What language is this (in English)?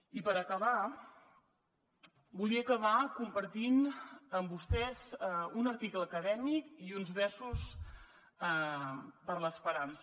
Catalan